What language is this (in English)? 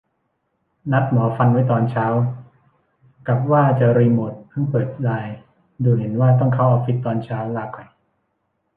Thai